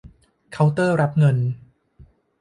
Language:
Thai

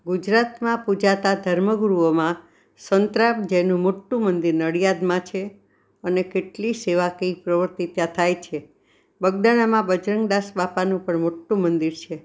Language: Gujarati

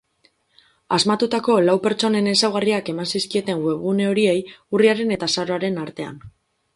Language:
Basque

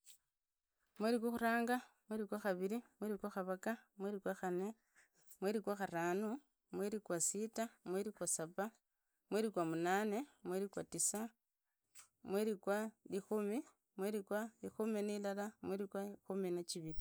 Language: Idakho-Isukha-Tiriki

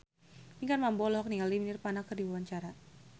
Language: Sundanese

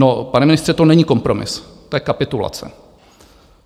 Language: Czech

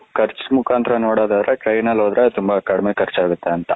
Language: Kannada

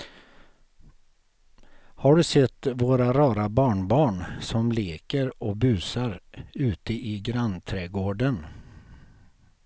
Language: Swedish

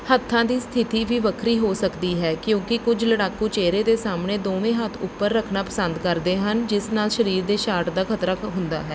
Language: Punjabi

